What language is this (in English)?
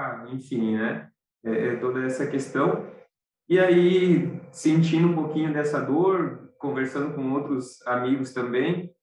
Portuguese